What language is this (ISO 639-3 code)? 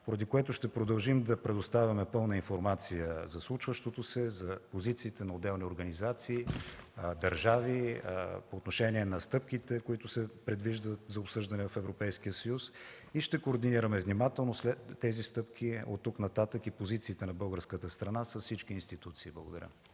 bul